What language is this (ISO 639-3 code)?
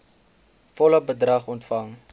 afr